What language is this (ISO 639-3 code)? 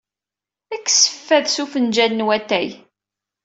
kab